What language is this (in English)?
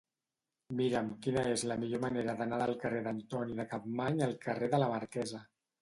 Catalan